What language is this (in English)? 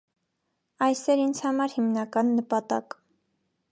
Armenian